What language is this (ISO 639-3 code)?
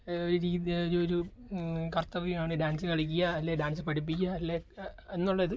mal